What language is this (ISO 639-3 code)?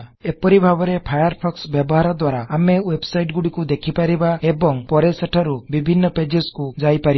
ori